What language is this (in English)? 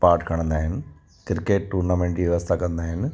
Sindhi